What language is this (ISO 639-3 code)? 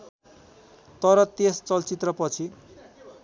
nep